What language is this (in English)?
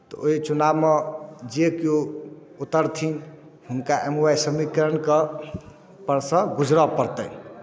Maithili